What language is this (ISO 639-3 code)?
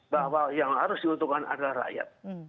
ind